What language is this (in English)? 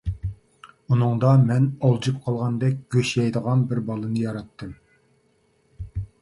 Uyghur